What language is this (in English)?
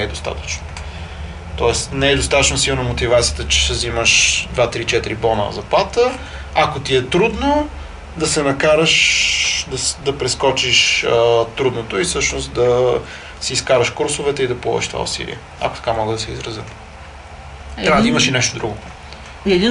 Bulgarian